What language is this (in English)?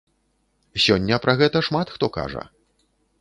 Belarusian